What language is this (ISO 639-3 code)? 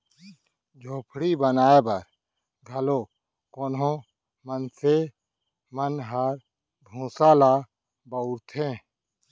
hne